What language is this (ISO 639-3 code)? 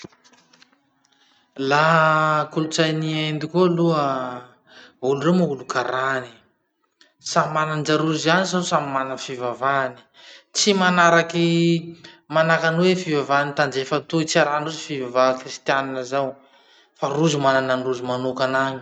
msh